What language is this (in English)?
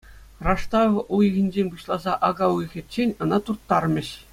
Chuvash